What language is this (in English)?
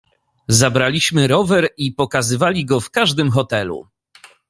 Polish